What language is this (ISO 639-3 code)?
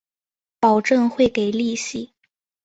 zho